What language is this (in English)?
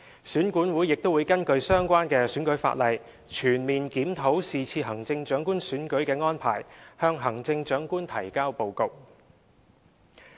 Cantonese